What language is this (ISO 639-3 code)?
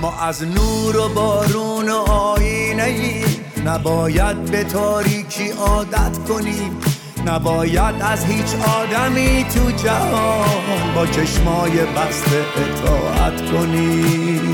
fas